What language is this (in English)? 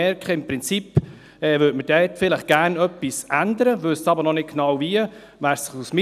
Swiss German